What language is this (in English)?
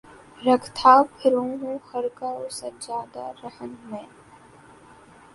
Urdu